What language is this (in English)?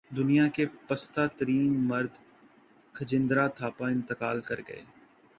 Urdu